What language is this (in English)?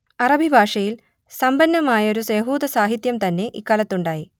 Malayalam